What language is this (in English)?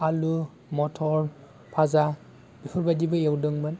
Bodo